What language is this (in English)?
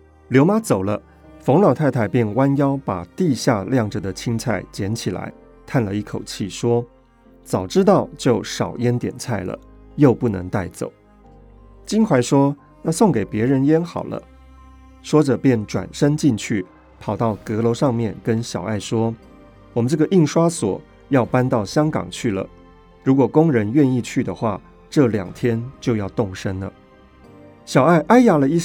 Chinese